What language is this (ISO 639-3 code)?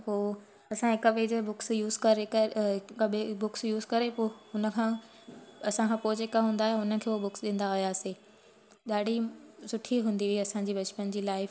snd